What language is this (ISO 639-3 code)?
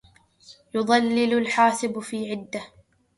ara